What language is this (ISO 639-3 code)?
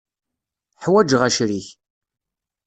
kab